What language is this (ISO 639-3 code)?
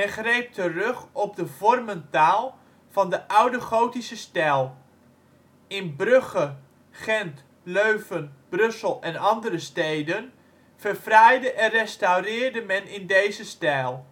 nld